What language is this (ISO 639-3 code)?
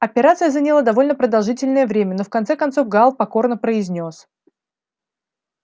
rus